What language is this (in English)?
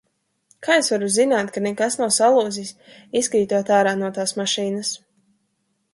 Latvian